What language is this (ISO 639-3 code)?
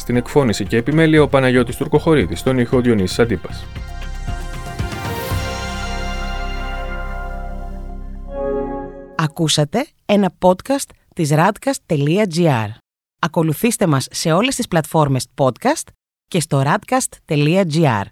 ell